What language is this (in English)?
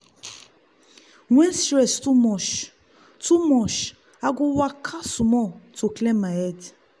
Nigerian Pidgin